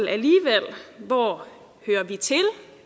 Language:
Danish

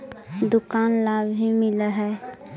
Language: Magahi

